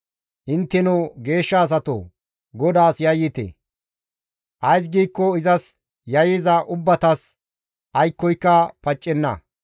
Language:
Gamo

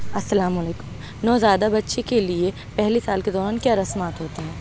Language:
Urdu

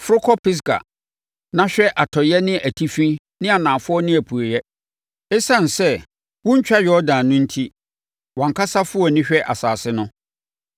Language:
Akan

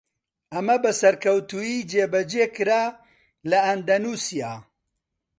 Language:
Central Kurdish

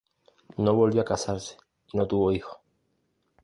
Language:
Spanish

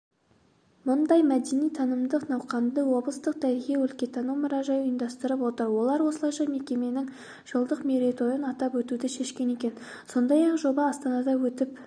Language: Kazakh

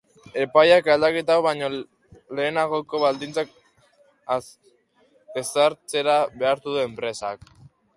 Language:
Basque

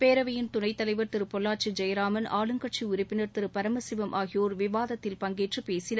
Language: Tamil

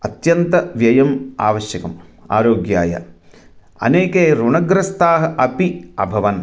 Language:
Sanskrit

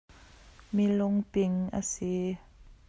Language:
Hakha Chin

